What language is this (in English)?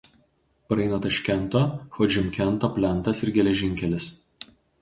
Lithuanian